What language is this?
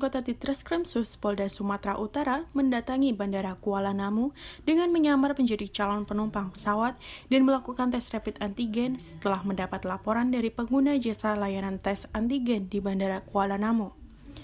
Indonesian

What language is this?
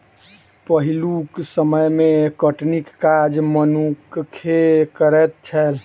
Maithili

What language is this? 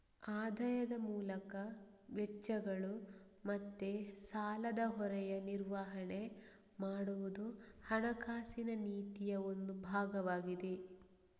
Kannada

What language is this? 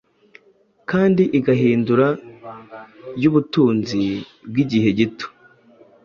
Kinyarwanda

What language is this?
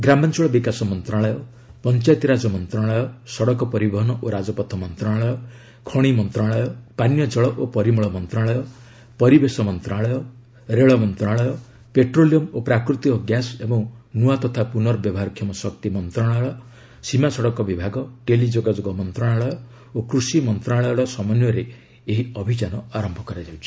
Odia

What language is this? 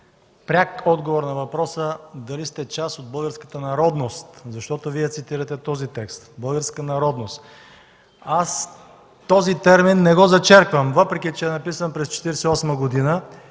Bulgarian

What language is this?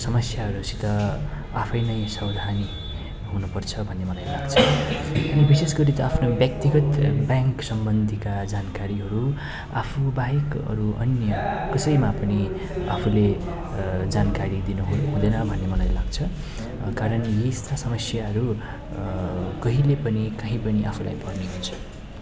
Nepali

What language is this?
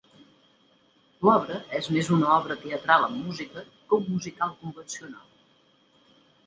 Catalan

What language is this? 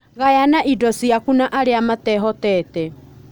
Kikuyu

